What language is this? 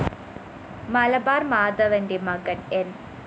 Malayalam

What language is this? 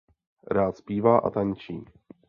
Czech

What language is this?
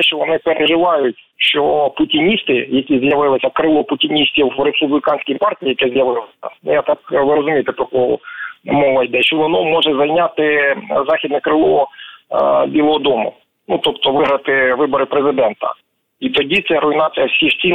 Ukrainian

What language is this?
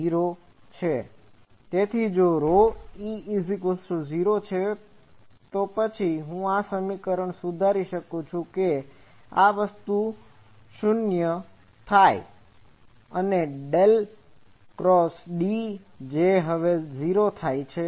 Gujarati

